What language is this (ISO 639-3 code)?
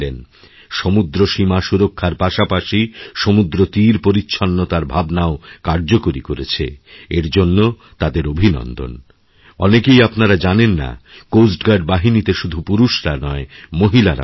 ben